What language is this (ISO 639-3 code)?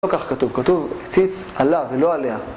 heb